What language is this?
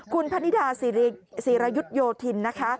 Thai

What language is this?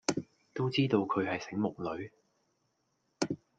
Cantonese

